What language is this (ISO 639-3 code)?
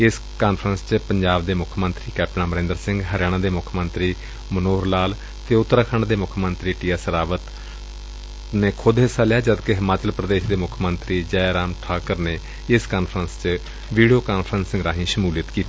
pan